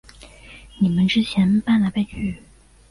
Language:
Chinese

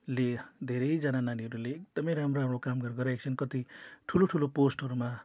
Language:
Nepali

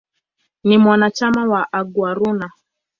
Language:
Swahili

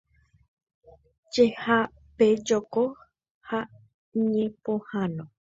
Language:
Guarani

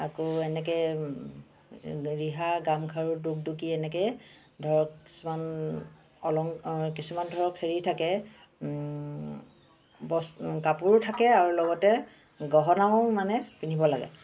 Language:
Assamese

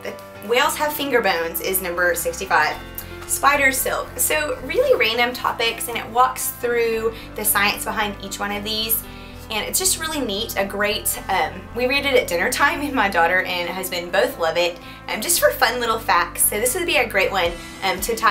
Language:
English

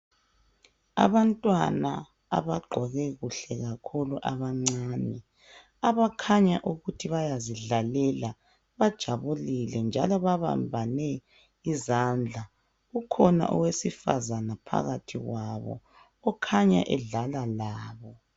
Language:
North Ndebele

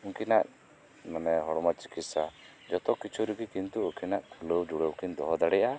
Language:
Santali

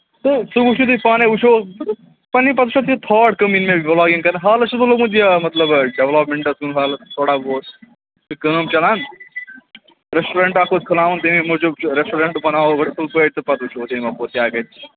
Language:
Kashmiri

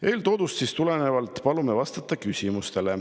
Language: Estonian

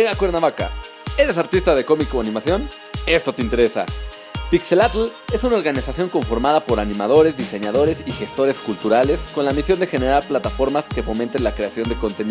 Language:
Spanish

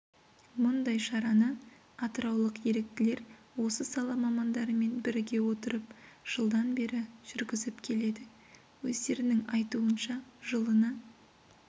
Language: Kazakh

